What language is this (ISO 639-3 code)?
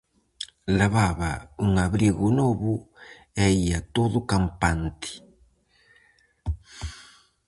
glg